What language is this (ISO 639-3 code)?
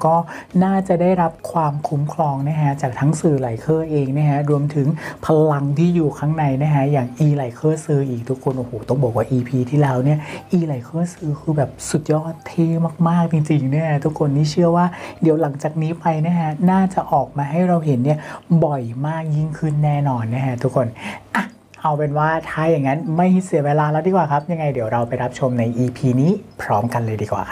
tha